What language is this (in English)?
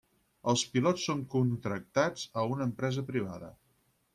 Catalan